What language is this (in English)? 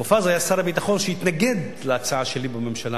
Hebrew